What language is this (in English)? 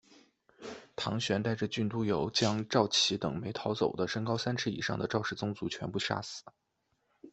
Chinese